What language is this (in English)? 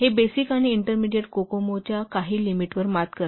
Marathi